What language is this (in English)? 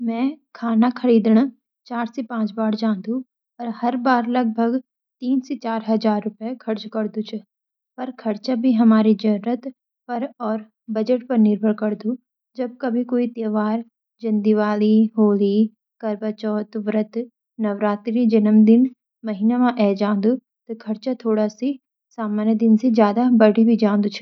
Garhwali